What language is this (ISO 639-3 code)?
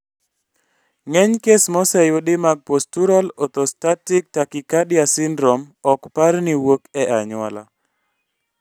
luo